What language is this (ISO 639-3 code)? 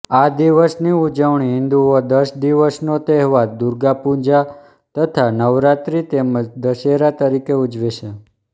guj